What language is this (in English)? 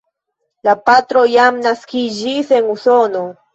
Esperanto